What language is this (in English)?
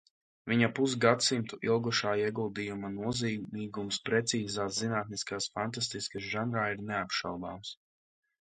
Latvian